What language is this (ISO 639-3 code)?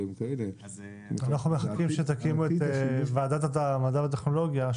heb